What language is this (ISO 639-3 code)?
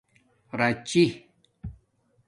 dmk